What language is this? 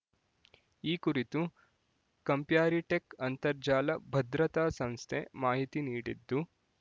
Kannada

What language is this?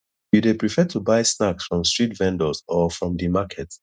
Nigerian Pidgin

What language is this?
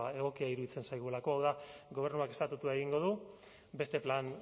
Basque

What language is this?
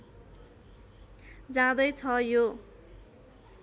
Nepali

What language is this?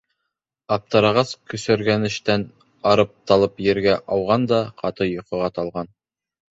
Bashkir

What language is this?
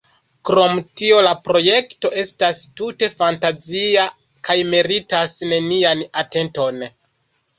Esperanto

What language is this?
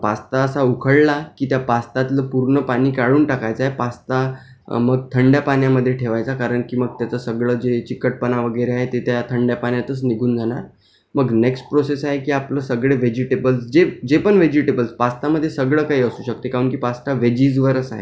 Marathi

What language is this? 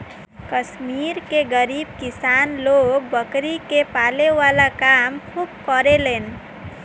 Bhojpuri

